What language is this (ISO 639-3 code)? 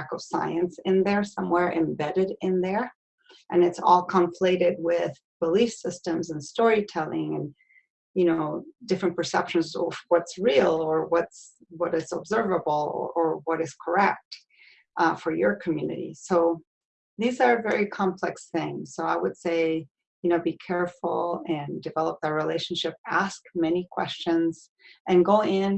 eng